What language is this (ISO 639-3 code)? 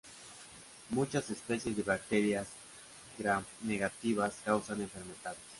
spa